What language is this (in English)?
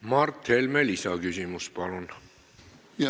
Estonian